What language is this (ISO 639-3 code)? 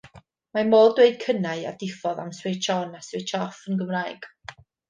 cym